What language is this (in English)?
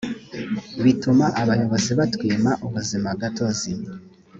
Kinyarwanda